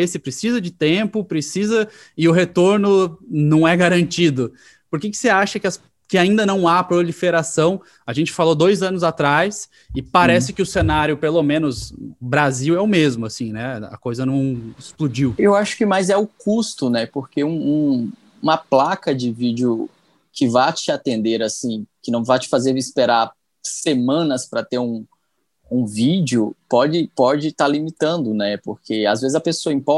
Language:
Portuguese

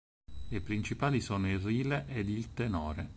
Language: Italian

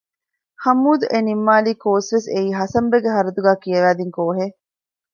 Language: Divehi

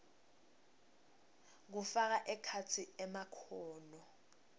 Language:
Swati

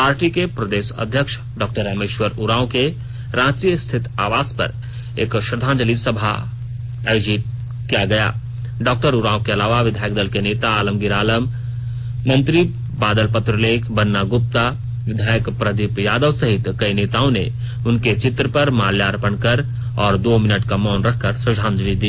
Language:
Hindi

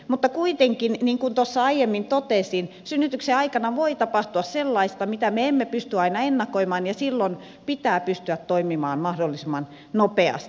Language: Finnish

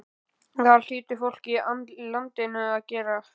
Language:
Icelandic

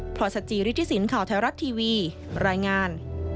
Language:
Thai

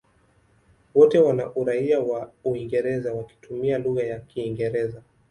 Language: Swahili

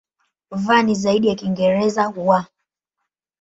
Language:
Swahili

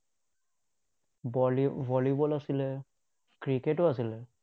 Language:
Assamese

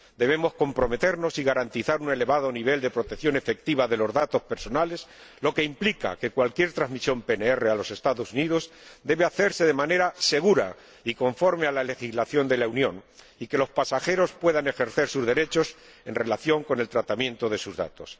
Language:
Spanish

